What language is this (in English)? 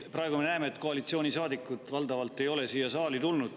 Estonian